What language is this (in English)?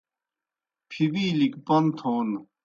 Kohistani Shina